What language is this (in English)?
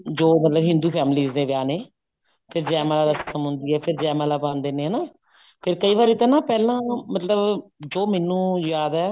Punjabi